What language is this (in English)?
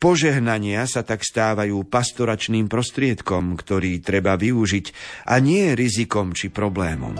Slovak